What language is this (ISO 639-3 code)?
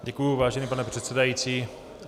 ces